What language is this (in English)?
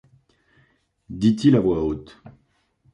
French